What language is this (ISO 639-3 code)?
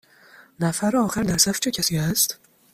fas